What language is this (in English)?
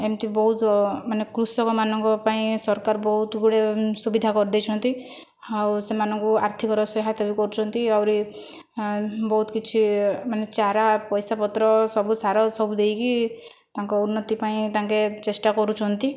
Odia